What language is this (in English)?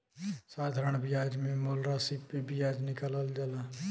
Bhojpuri